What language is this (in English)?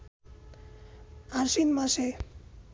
Bangla